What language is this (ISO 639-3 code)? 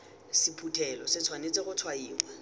tsn